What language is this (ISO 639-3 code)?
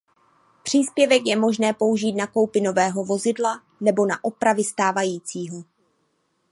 ces